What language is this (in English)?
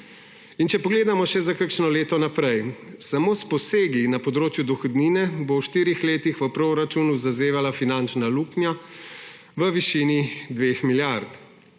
Slovenian